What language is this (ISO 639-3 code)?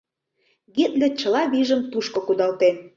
chm